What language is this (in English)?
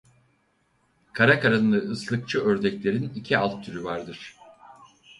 Turkish